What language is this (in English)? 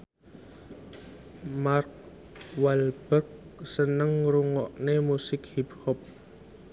Javanese